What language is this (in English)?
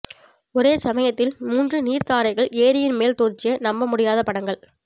Tamil